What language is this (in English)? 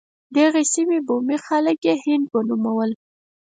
Pashto